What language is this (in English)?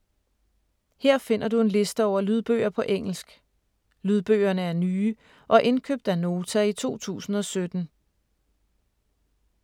Danish